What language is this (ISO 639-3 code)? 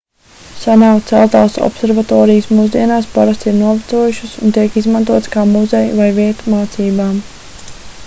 lav